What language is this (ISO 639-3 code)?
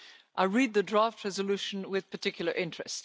eng